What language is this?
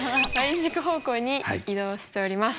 Japanese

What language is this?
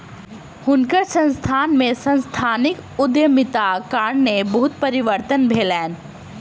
Maithili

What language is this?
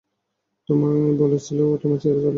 Bangla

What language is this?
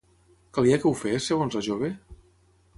Catalan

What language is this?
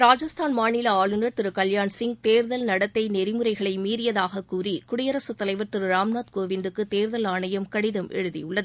Tamil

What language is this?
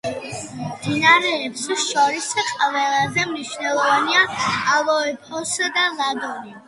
Georgian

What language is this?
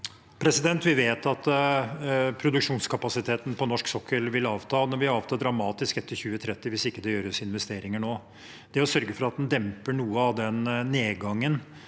Norwegian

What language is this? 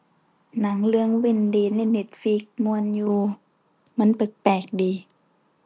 Thai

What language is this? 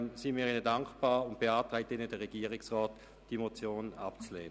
Swiss German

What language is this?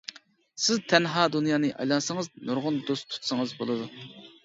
Uyghur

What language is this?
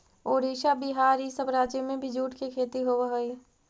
Magahi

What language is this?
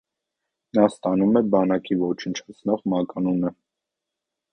Armenian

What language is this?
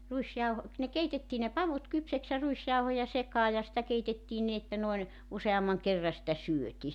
Finnish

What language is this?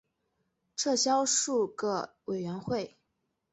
Chinese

